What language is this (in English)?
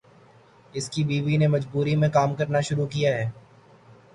Urdu